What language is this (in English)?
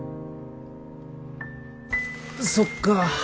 Japanese